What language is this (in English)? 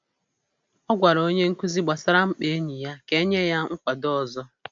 Igbo